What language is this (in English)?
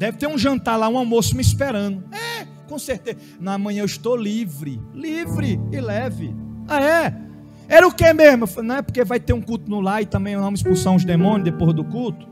Portuguese